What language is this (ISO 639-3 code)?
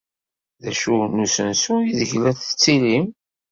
kab